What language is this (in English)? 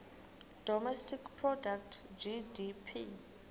Xhosa